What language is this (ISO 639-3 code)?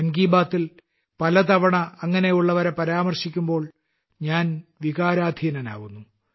mal